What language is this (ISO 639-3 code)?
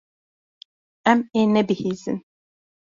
kur